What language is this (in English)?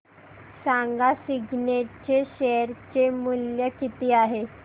Marathi